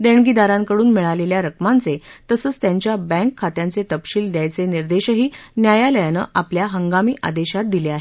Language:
Marathi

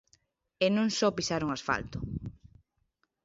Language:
Galician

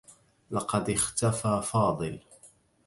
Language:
Arabic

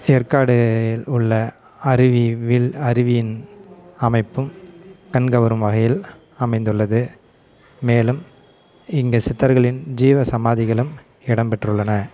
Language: Tamil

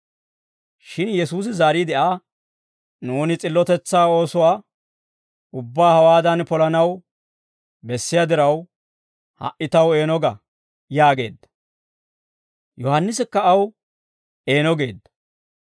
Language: Dawro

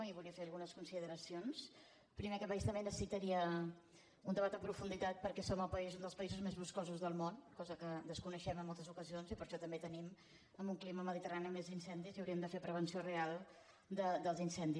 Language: Catalan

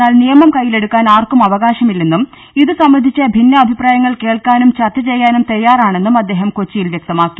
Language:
Malayalam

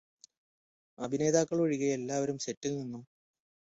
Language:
Malayalam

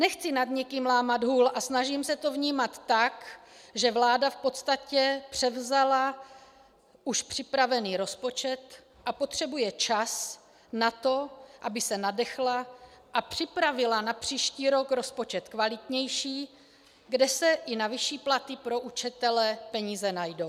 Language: Czech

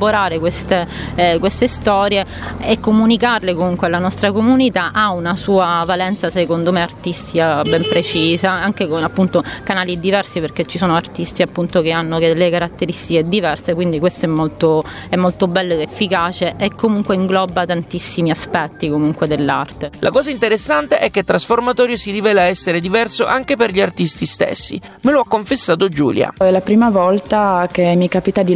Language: Italian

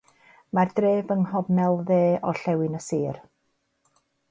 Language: Welsh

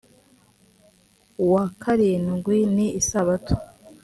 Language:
Kinyarwanda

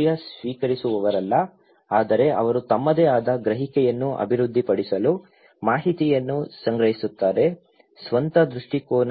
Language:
Kannada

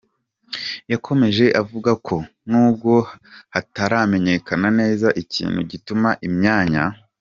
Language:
Kinyarwanda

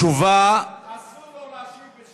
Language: Hebrew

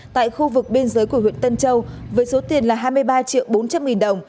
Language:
Vietnamese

